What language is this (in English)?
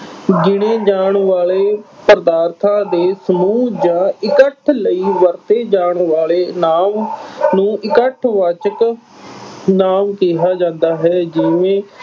Punjabi